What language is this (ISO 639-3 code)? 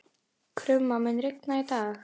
isl